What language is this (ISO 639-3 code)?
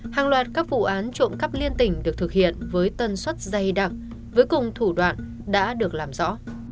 vie